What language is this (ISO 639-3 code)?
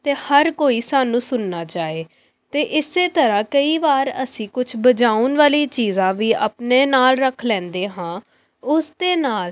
pan